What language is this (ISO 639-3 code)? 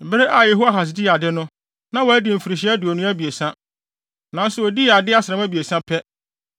aka